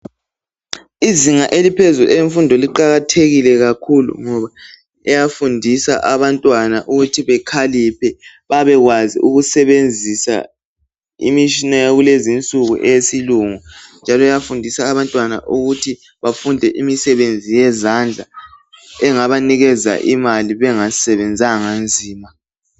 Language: North Ndebele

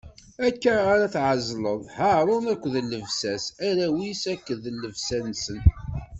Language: Kabyle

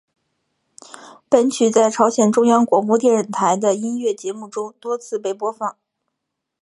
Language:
Chinese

